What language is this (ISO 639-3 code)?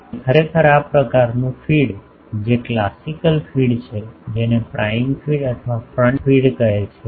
guj